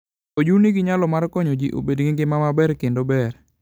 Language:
Luo (Kenya and Tanzania)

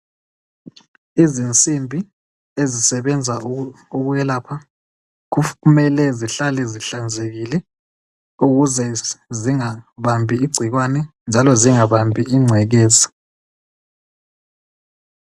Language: North Ndebele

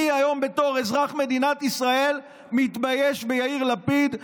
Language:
Hebrew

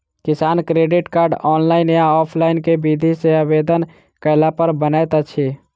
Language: Maithili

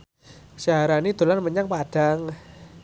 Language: Javanese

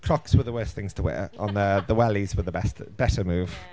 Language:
Welsh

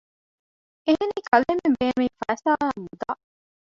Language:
Divehi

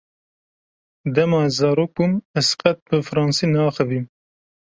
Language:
Kurdish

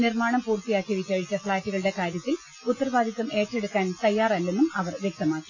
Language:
Malayalam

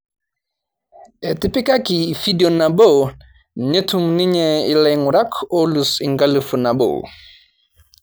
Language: Masai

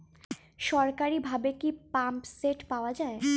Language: Bangla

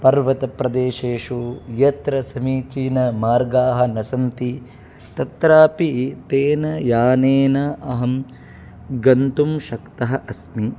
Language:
Sanskrit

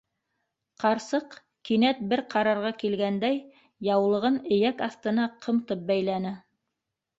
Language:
Bashkir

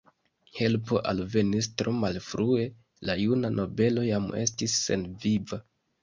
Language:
Esperanto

